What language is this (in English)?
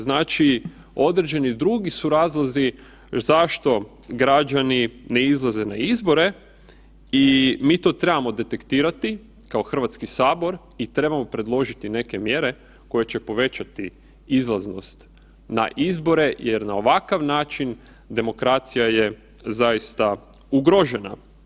Croatian